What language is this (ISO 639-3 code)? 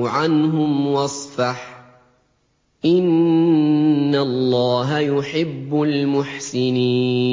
ara